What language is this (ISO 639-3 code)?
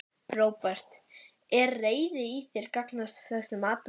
isl